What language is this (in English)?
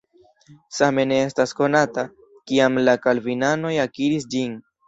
Esperanto